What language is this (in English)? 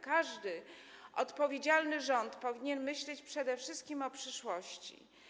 Polish